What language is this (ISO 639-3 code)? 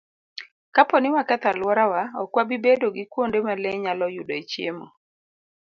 luo